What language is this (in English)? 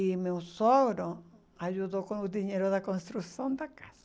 Portuguese